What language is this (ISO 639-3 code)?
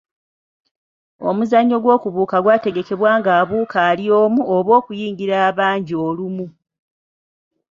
lug